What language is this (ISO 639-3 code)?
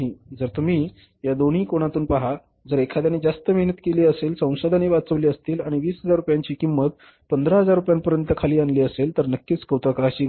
mar